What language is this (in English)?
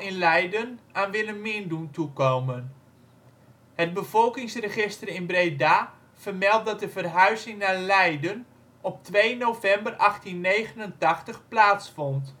Dutch